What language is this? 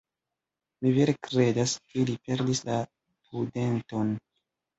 Esperanto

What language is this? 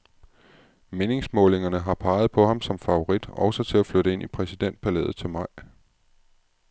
Danish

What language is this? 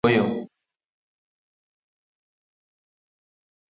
Luo (Kenya and Tanzania)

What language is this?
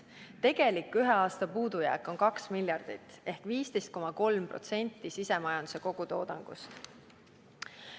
Estonian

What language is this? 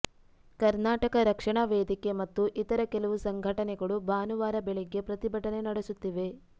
Kannada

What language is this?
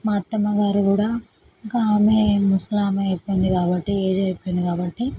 Telugu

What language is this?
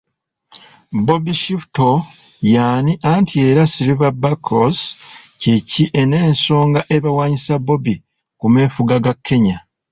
Ganda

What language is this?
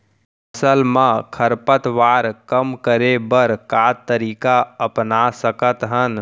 Chhattisgarhi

